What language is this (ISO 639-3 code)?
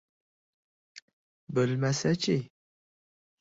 uzb